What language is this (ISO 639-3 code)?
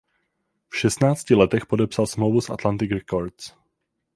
ces